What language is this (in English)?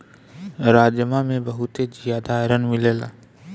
Bhojpuri